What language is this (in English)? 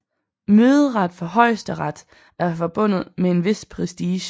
Danish